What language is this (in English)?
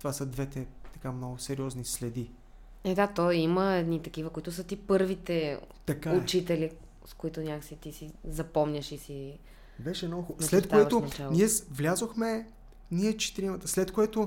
Bulgarian